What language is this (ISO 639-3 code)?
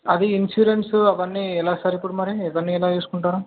tel